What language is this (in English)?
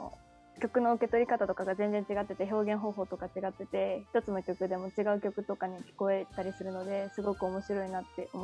Japanese